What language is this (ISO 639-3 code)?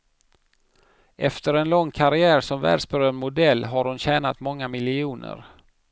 swe